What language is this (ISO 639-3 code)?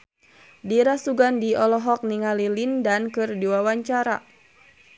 sun